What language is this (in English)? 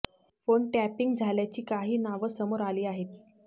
Marathi